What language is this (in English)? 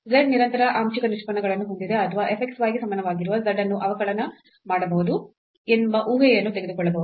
Kannada